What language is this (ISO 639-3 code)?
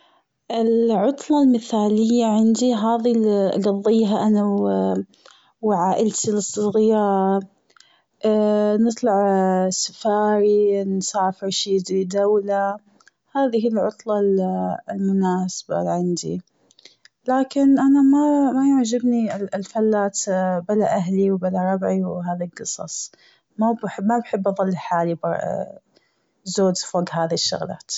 afb